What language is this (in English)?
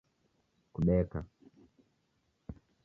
Taita